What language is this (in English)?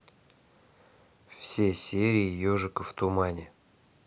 Russian